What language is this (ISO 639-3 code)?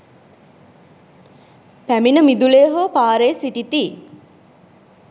sin